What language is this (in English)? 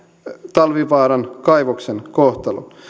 Finnish